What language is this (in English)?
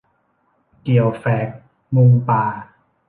Thai